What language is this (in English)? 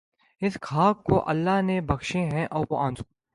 Urdu